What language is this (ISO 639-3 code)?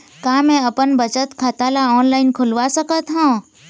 hne